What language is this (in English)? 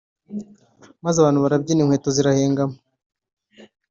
Kinyarwanda